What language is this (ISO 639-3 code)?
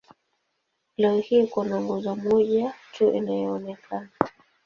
swa